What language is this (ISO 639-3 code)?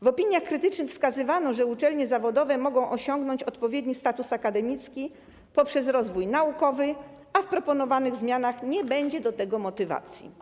pol